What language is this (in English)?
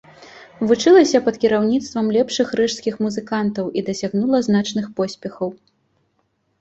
Belarusian